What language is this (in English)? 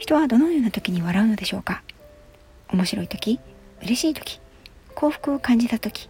Japanese